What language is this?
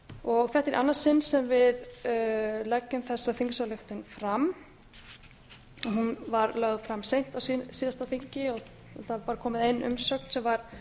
Icelandic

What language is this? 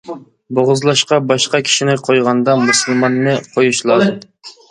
Uyghur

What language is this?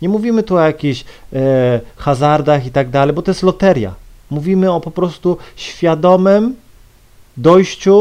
Polish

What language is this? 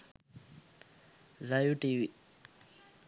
Sinhala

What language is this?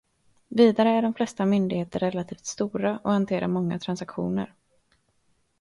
Swedish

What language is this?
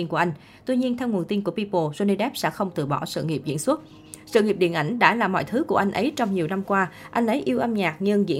Vietnamese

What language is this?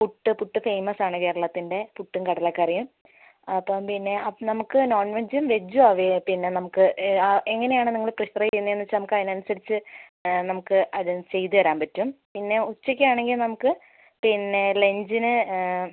Malayalam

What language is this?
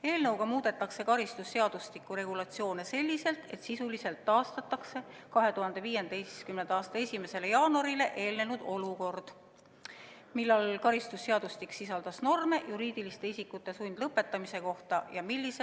Estonian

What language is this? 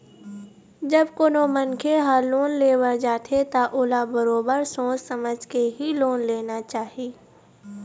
Chhattisgarhi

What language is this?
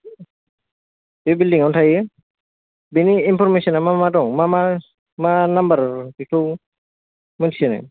Bodo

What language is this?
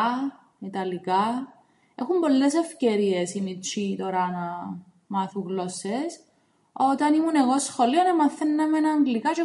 Greek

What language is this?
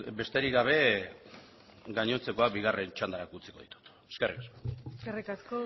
Basque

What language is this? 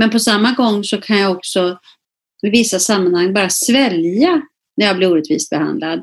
Swedish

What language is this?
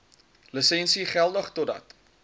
Afrikaans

